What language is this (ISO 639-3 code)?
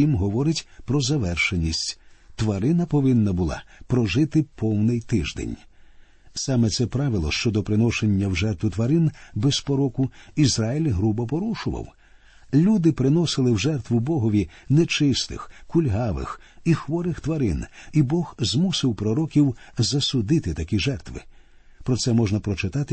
ukr